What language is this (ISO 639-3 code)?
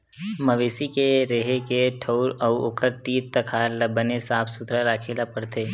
hne